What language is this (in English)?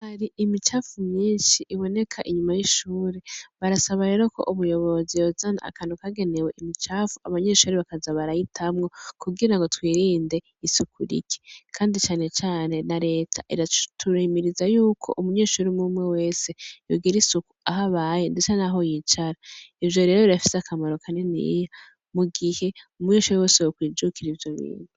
Rundi